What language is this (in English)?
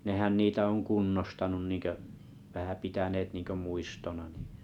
Finnish